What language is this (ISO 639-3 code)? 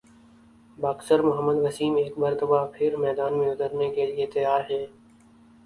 urd